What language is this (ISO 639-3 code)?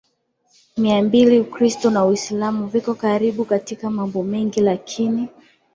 swa